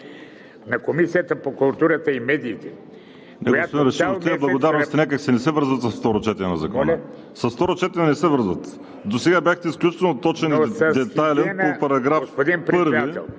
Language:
Bulgarian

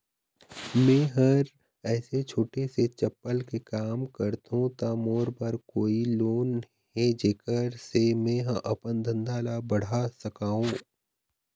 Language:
Chhattisgarhi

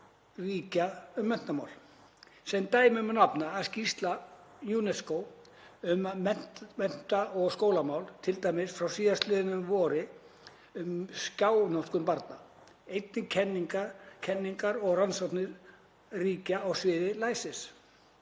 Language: Icelandic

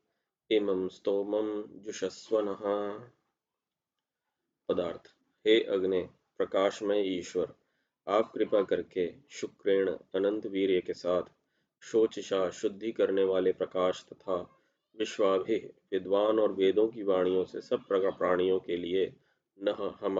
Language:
Hindi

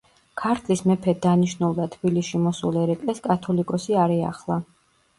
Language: Georgian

